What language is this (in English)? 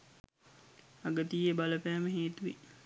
Sinhala